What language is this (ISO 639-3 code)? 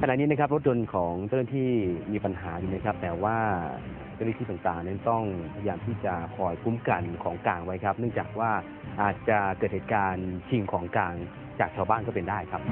tha